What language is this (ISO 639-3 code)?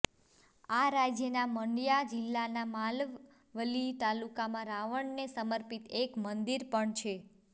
guj